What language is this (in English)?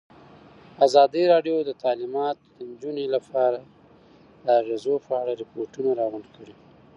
Pashto